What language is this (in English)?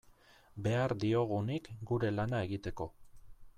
Basque